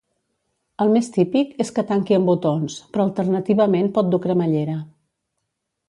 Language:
Catalan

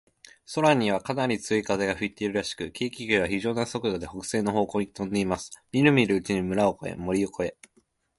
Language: Japanese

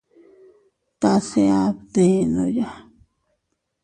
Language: Teutila Cuicatec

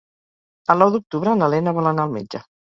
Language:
Catalan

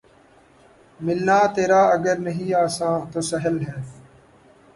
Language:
Urdu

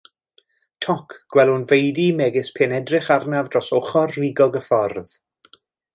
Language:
Welsh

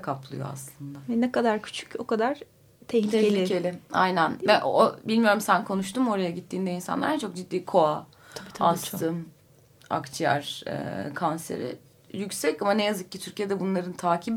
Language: Turkish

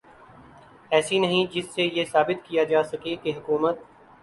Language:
Urdu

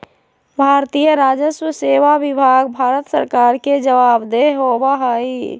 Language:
Magahi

